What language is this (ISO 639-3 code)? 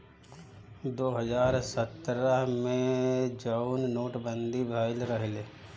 bho